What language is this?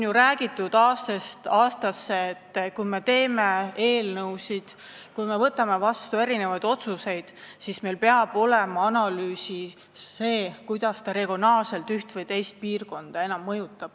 Estonian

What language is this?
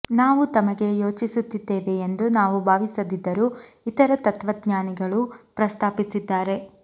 Kannada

